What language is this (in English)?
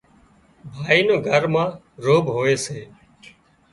Wadiyara Koli